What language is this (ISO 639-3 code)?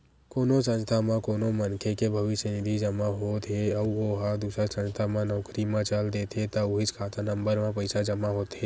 hne